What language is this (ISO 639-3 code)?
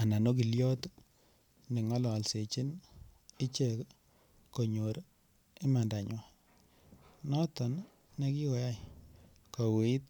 kln